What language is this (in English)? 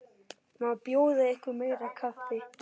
Icelandic